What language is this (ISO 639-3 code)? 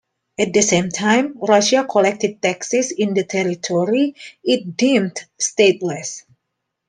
eng